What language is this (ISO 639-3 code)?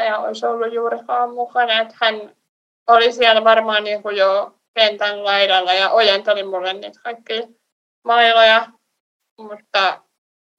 fin